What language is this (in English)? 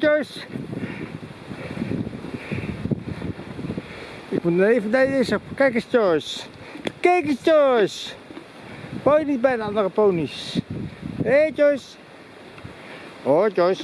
Dutch